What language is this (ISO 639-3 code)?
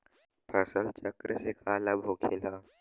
bho